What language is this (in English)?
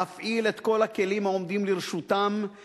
Hebrew